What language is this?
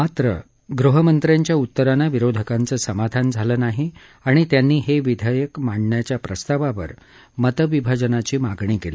Marathi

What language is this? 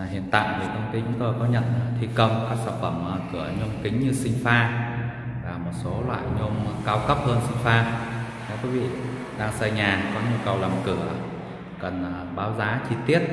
Vietnamese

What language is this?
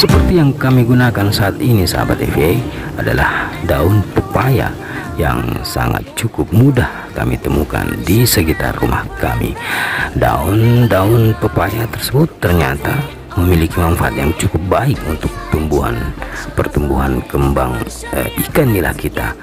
Indonesian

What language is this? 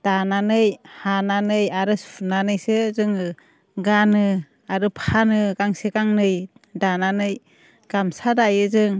Bodo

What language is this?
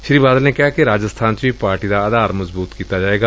Punjabi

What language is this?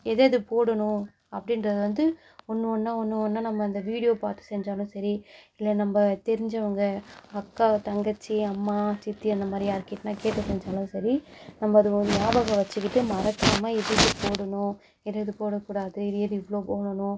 Tamil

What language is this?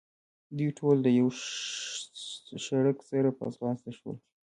Pashto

